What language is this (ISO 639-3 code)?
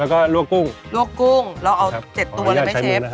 tha